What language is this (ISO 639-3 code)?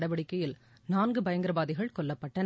tam